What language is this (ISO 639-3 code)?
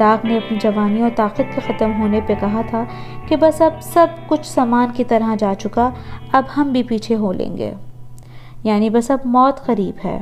urd